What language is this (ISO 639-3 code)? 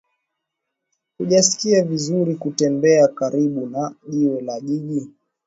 swa